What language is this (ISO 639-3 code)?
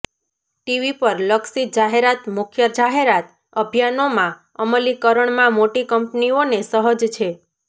guj